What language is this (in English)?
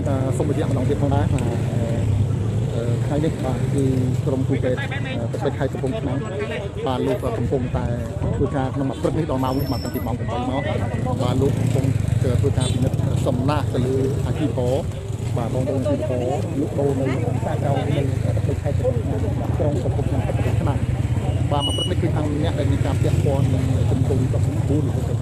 Thai